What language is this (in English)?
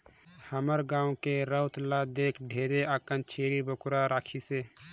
Chhattisgarhi